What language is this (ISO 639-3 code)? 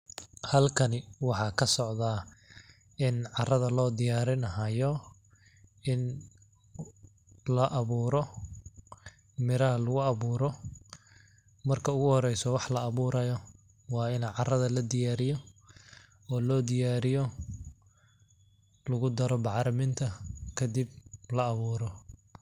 som